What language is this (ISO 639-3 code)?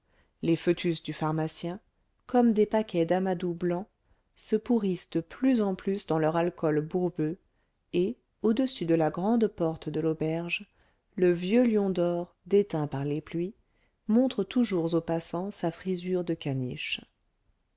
fra